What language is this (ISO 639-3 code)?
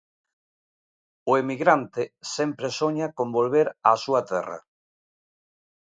glg